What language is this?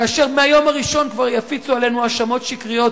Hebrew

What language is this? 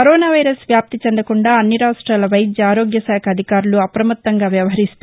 Telugu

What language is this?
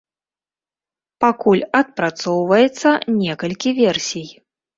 Belarusian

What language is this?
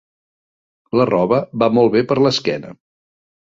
Catalan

